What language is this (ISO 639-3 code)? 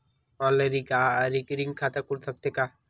hne